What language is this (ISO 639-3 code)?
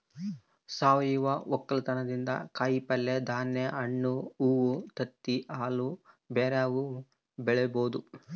kan